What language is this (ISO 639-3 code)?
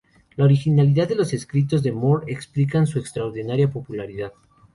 spa